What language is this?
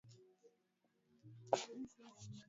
Swahili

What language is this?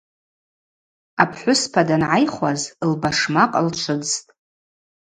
Abaza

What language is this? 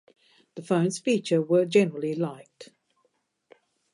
English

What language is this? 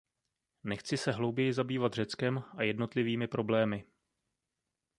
Czech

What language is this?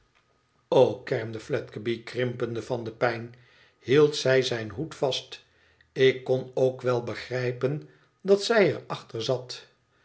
Dutch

